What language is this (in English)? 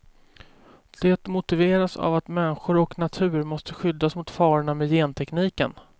Swedish